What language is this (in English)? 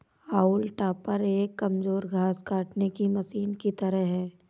Hindi